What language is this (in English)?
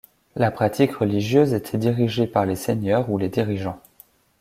French